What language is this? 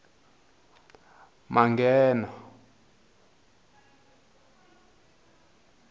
Tsonga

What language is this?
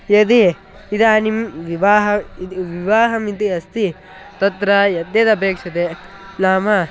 Sanskrit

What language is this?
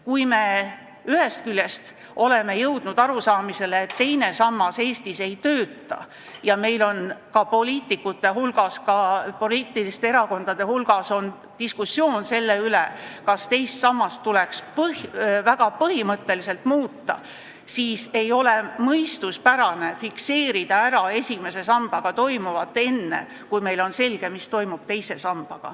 Estonian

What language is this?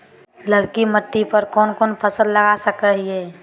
Magahi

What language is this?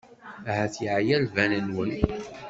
Kabyle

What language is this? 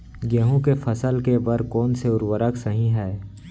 Chhattisgarhi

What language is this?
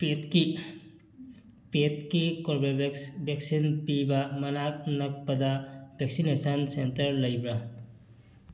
Manipuri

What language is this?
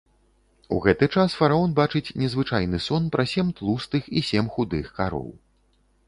Belarusian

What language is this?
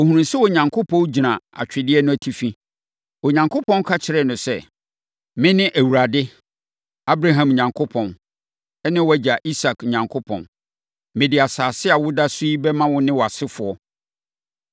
Akan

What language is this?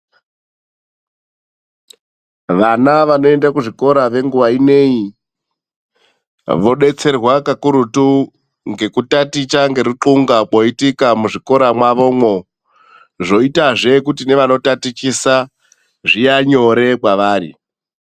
Ndau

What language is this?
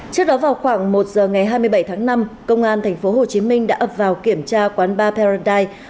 Vietnamese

